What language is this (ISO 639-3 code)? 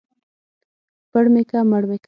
pus